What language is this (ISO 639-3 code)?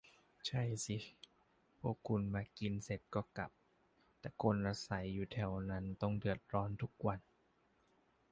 tha